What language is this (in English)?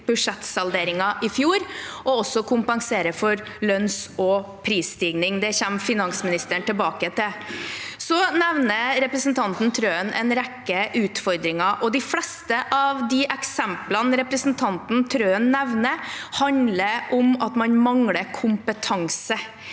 Norwegian